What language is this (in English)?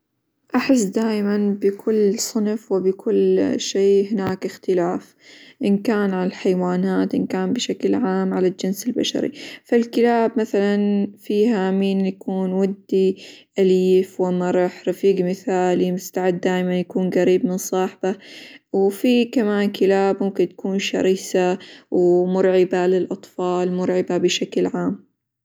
Hijazi Arabic